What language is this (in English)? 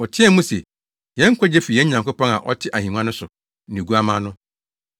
Akan